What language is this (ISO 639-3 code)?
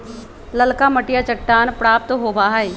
mag